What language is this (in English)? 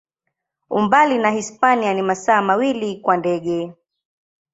Swahili